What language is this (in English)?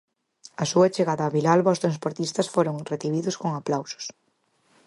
Galician